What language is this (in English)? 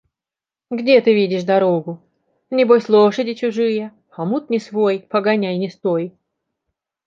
Russian